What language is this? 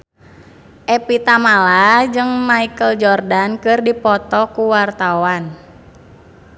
Sundanese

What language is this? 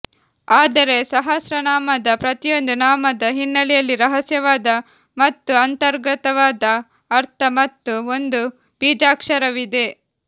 Kannada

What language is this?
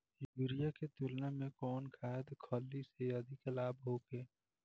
Bhojpuri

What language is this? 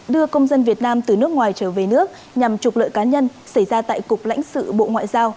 Vietnamese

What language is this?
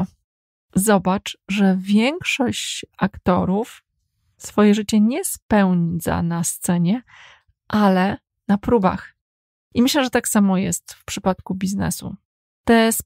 Polish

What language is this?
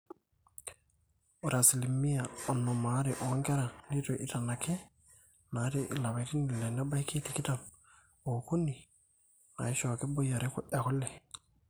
Masai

